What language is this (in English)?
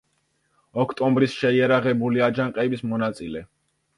Georgian